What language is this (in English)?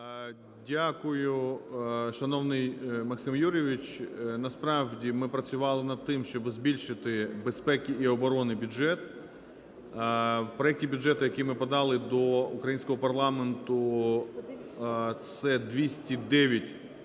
Ukrainian